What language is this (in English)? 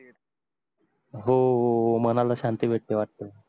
Marathi